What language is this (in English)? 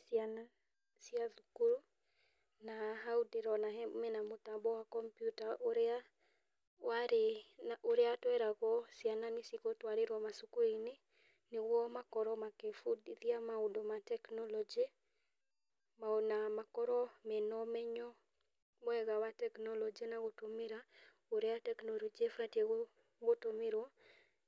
Kikuyu